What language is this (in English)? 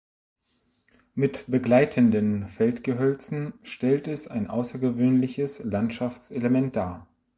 German